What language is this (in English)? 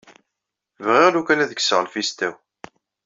Kabyle